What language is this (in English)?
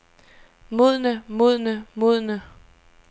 Danish